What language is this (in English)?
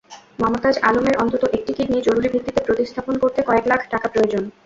Bangla